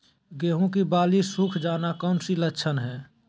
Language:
Magahi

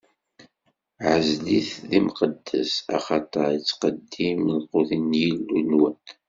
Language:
Kabyle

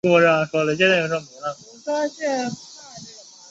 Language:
Chinese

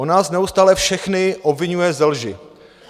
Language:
Czech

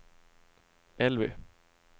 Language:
Swedish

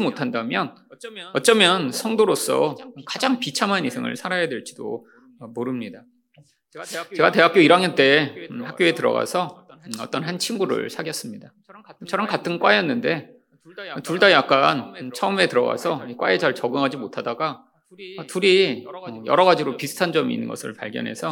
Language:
Korean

